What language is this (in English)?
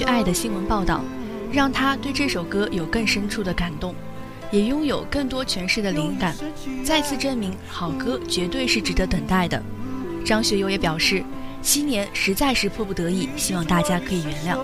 Chinese